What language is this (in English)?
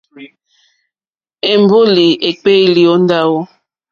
Mokpwe